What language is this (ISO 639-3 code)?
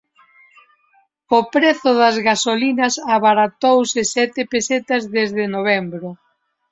glg